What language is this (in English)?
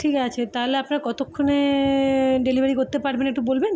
Bangla